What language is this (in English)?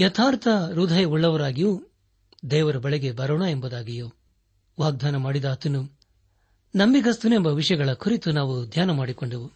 Kannada